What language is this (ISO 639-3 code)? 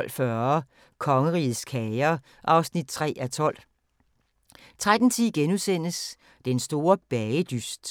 dan